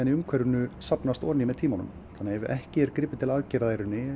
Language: Icelandic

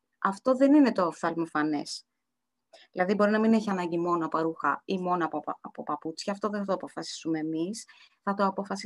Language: Greek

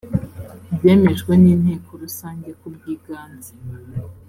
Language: Kinyarwanda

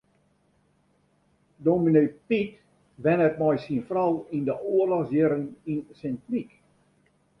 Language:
Western Frisian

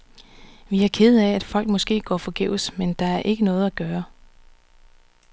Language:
Danish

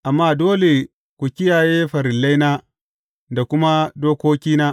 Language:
Hausa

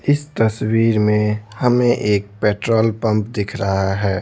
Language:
Hindi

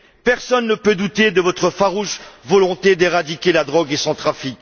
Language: French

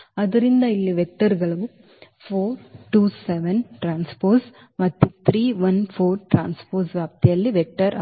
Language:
Kannada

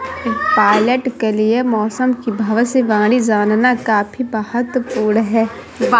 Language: Hindi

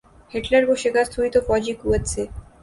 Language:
Urdu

